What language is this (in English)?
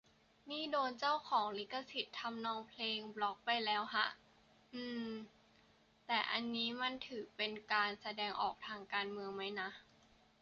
Thai